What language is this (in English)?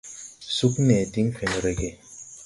Tupuri